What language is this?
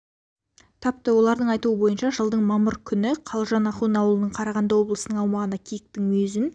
Kazakh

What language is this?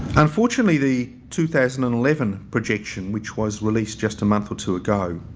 English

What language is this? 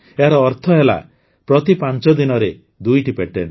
Odia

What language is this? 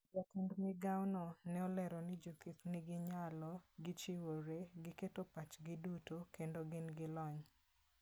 Luo (Kenya and Tanzania)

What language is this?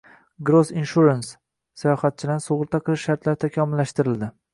Uzbek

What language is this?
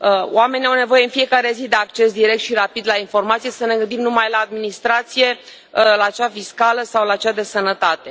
Romanian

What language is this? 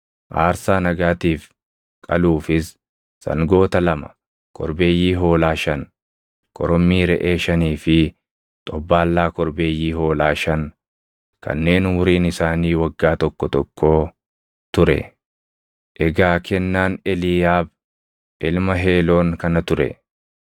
Oromo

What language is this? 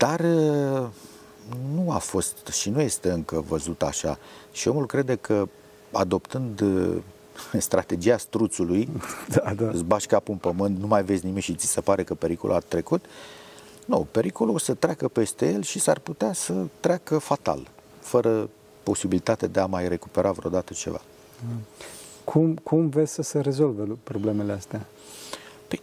Romanian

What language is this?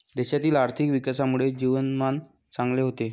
Marathi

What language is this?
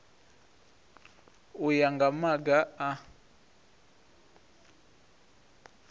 Venda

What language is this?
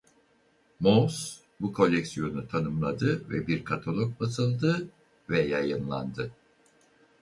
Turkish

